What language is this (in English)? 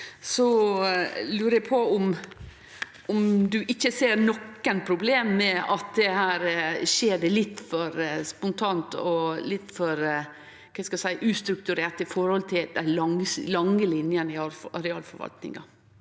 Norwegian